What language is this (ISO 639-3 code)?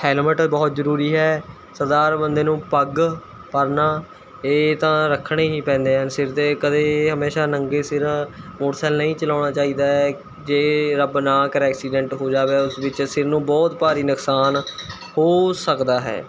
pan